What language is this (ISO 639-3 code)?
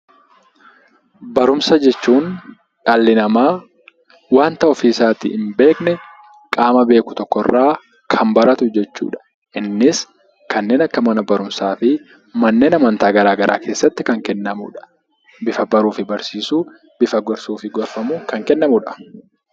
orm